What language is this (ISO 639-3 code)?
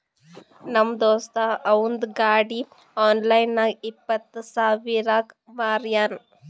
kan